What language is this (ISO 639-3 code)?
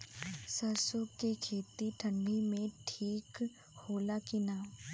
bho